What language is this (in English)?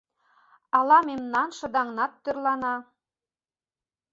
Mari